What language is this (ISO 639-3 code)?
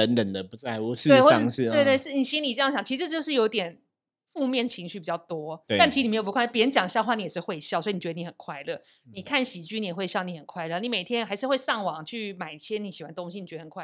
zho